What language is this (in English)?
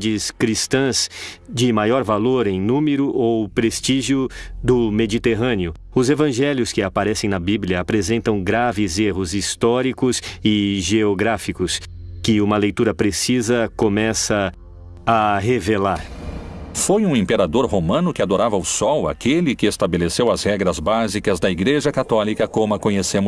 Portuguese